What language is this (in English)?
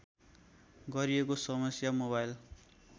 Nepali